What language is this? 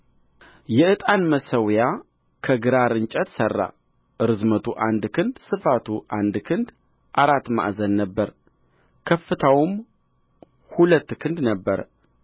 Amharic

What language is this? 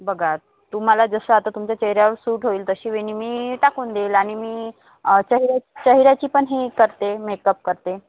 Marathi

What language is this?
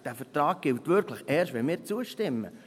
Swiss German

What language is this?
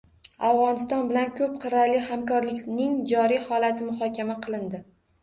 Uzbek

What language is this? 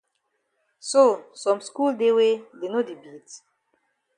Cameroon Pidgin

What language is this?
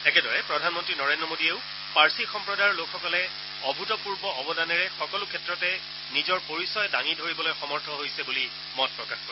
Assamese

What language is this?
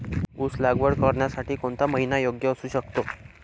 Marathi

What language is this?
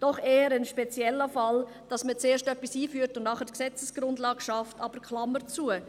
Swiss German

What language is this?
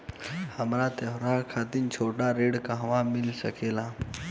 Bhojpuri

